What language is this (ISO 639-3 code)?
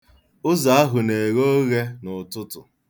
ibo